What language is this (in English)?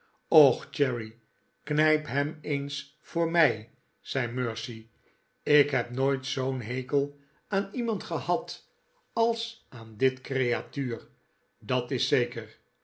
Dutch